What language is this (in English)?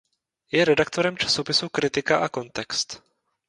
Czech